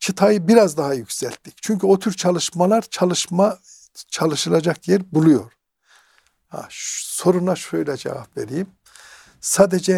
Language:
Turkish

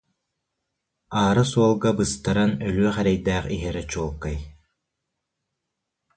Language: Yakut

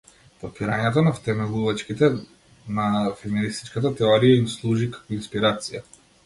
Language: Macedonian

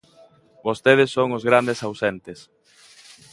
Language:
Galician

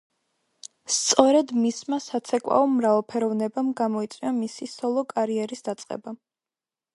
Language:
Georgian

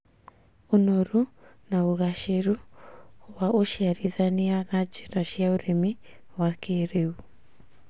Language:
Kikuyu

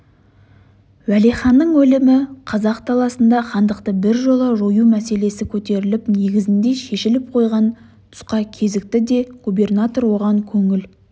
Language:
Kazakh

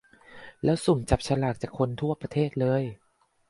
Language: Thai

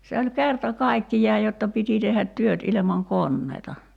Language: Finnish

